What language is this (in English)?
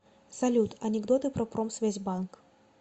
Russian